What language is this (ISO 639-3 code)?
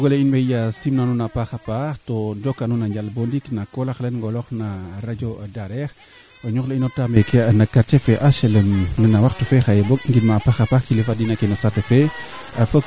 srr